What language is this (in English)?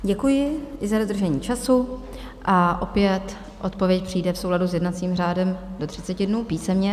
Czech